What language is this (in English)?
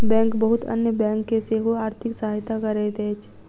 Maithili